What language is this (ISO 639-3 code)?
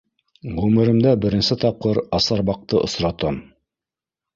bak